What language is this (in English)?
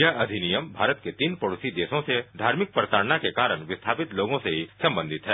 Hindi